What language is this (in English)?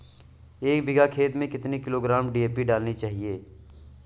Hindi